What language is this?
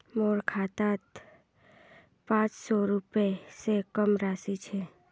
Magahi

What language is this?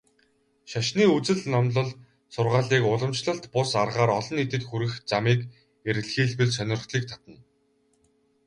Mongolian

